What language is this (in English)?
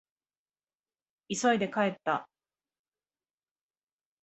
Japanese